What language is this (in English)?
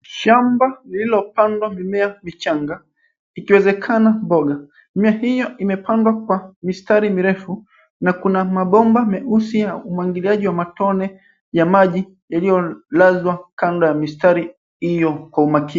Swahili